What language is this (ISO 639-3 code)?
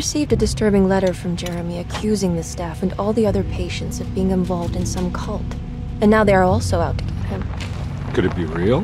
fra